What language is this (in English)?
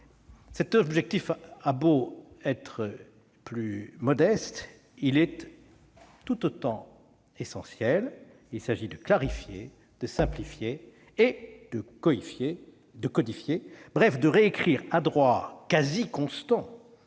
French